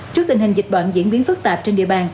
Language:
Vietnamese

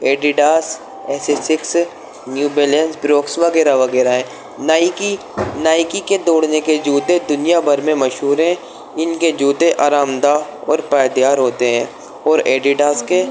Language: Urdu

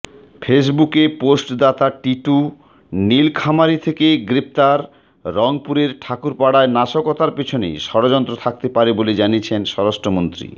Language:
Bangla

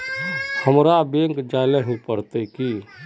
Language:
Magahi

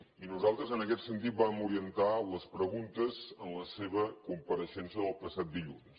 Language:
Catalan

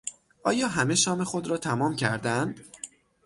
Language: Persian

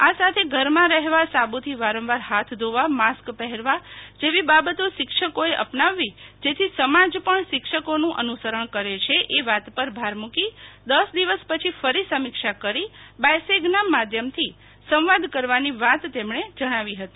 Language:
Gujarati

